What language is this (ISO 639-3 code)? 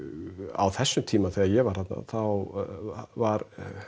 isl